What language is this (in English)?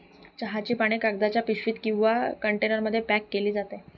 Marathi